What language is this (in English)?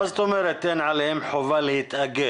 Hebrew